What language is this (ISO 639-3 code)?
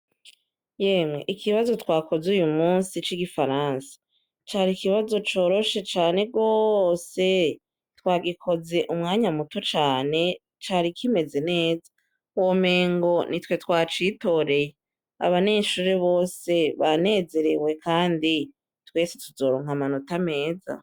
run